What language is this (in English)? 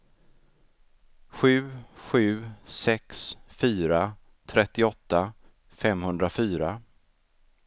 Swedish